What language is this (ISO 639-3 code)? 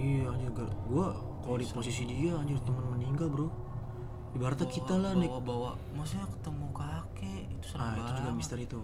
ind